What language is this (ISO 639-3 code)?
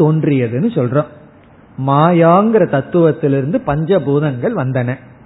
tam